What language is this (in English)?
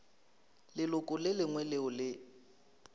Northern Sotho